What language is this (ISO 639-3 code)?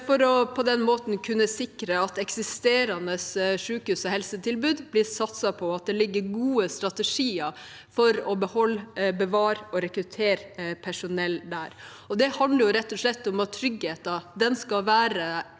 nor